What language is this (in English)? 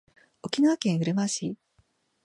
Japanese